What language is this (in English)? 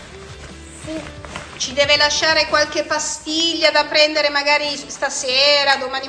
Italian